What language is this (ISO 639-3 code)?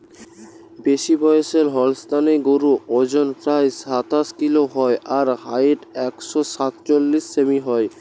ben